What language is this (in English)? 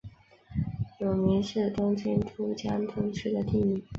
Chinese